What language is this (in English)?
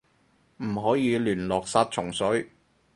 Cantonese